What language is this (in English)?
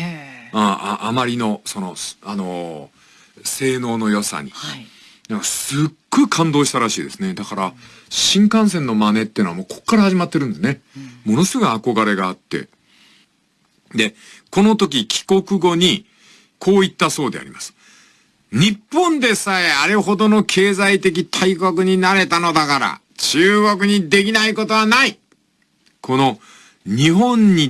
Japanese